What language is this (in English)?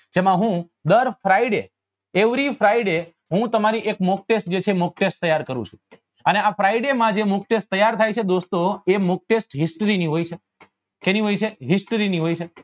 Gujarati